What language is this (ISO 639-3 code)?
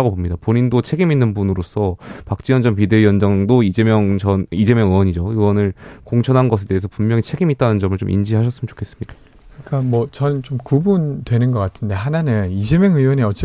kor